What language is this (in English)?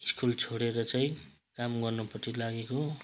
Nepali